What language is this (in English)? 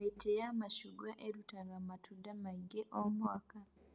Kikuyu